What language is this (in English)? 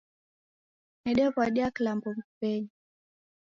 Taita